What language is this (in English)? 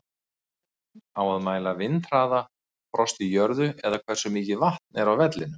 Icelandic